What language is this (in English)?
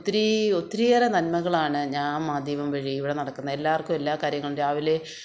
Malayalam